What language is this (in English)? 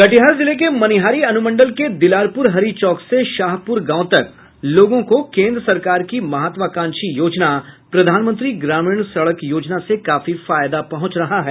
Hindi